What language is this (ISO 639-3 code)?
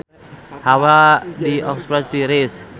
sun